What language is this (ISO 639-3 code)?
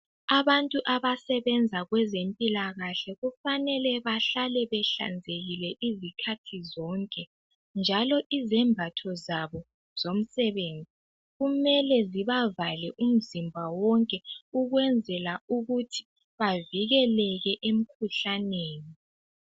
nde